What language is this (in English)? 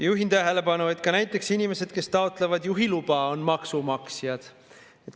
Estonian